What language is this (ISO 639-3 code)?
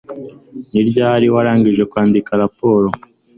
kin